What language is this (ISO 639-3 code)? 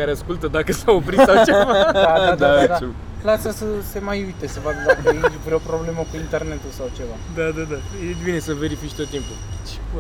ron